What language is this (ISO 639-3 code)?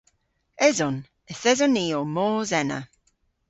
cor